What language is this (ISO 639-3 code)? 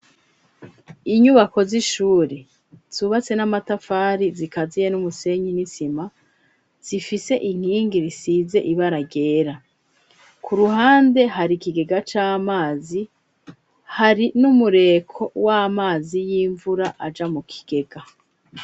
run